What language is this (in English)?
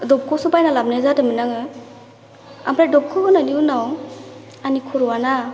Bodo